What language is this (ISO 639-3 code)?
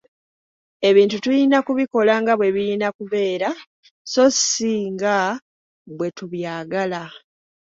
lug